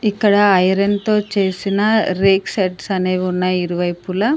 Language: Telugu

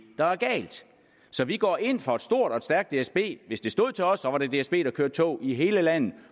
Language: Danish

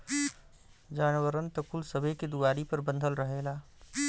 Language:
Bhojpuri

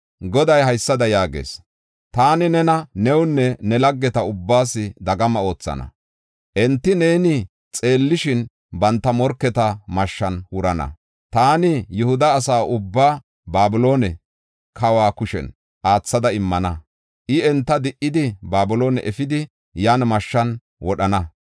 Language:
Gofa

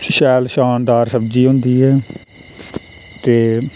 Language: Dogri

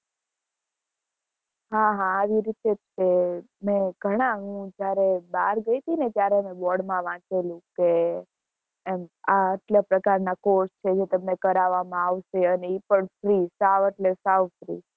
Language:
Gujarati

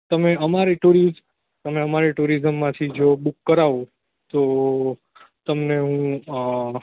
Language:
Gujarati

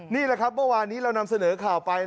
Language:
Thai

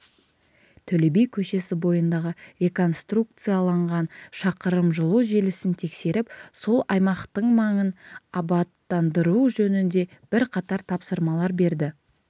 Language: Kazakh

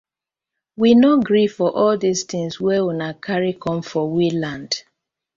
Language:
Nigerian Pidgin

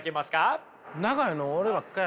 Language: Japanese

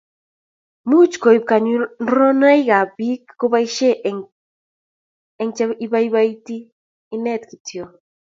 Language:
Kalenjin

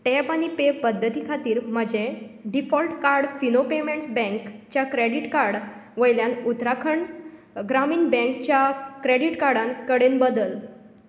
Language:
Konkani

